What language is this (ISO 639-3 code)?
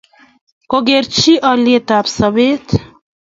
kln